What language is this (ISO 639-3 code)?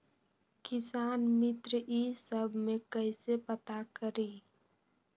mag